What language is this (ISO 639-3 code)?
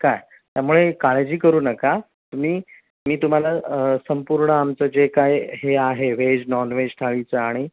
mar